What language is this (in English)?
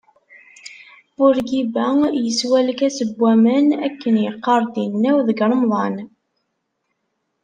Kabyle